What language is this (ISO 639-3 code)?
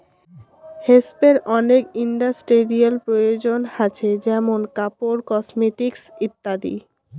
ben